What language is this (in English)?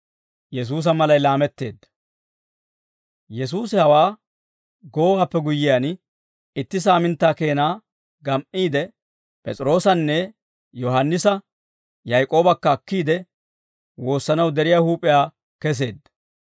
Dawro